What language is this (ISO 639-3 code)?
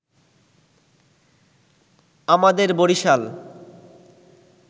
ben